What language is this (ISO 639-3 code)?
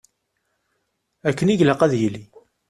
kab